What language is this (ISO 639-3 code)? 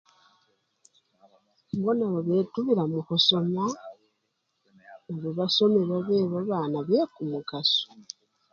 luy